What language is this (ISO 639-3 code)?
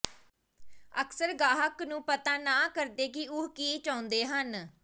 pan